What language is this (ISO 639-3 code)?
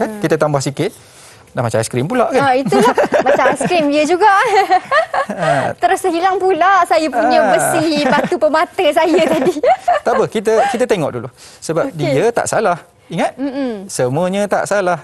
msa